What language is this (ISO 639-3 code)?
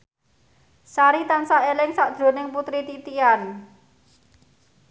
jav